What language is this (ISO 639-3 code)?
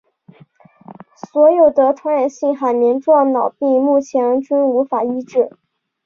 zho